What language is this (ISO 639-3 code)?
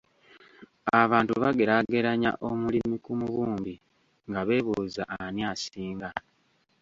lug